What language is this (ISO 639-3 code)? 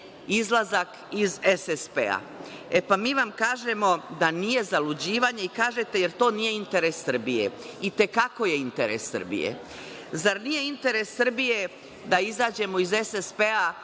srp